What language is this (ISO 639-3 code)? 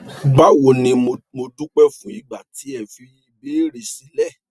yor